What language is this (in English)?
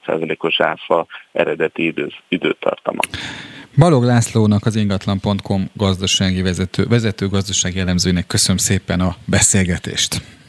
Hungarian